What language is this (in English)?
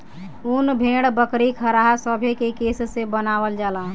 Bhojpuri